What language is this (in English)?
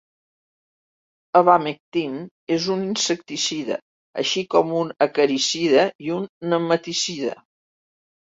Catalan